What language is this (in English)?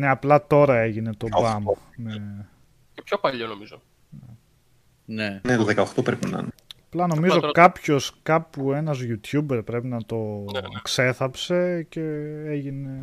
Greek